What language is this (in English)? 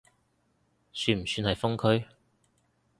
Cantonese